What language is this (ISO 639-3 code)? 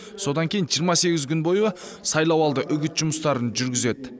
kaz